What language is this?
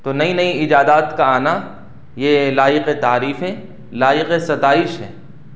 Urdu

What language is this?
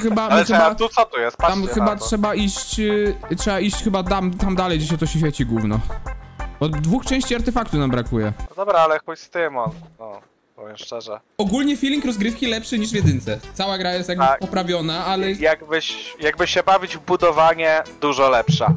Polish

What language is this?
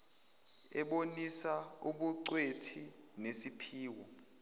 Zulu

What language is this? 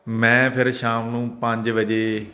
Punjabi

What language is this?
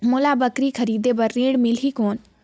Chhattisgarhi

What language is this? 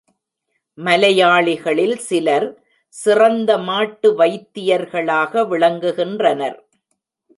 Tamil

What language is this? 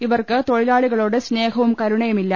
Malayalam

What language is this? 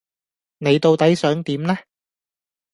Cantonese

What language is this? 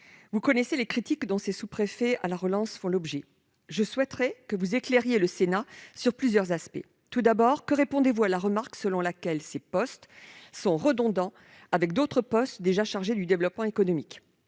French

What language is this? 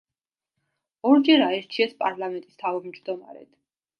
Georgian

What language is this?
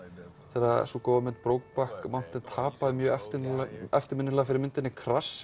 Icelandic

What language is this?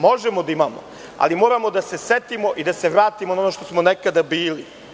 Serbian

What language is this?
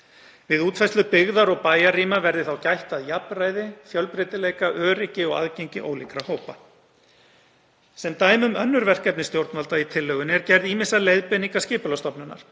Icelandic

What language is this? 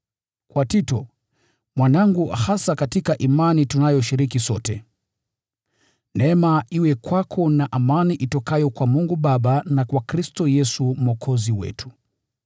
Swahili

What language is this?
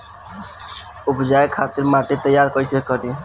Bhojpuri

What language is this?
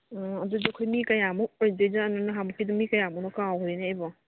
Manipuri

